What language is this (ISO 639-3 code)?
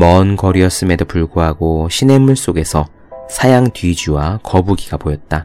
kor